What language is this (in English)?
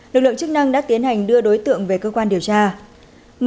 Vietnamese